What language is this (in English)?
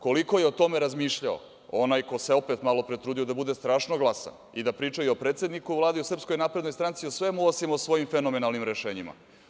Serbian